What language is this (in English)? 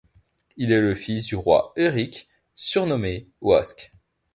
French